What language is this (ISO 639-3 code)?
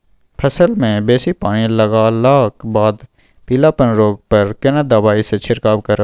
mai